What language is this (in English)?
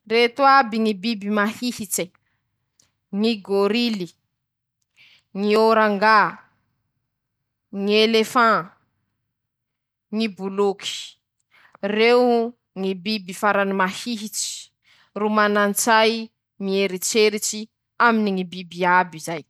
Masikoro Malagasy